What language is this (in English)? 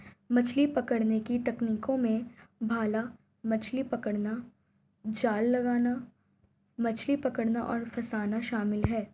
Hindi